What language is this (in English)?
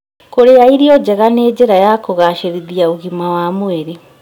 Kikuyu